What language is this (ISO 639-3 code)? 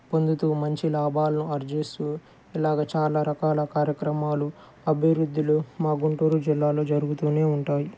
tel